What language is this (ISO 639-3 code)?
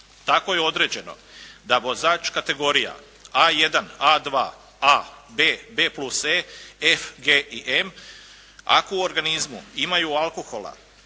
hrv